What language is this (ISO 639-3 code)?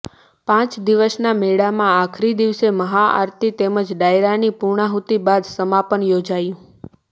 guj